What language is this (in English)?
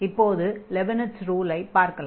Tamil